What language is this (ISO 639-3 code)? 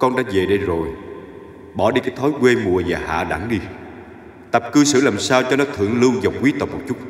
vie